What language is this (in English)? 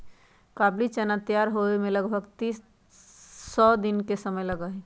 Magahi